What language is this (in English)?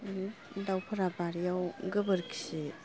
Bodo